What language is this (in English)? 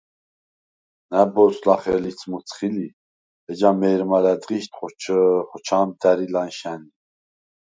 Svan